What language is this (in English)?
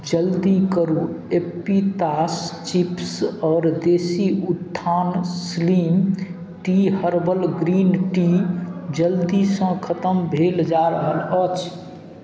Maithili